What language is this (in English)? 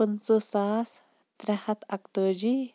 Kashmiri